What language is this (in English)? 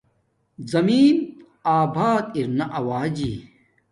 Domaaki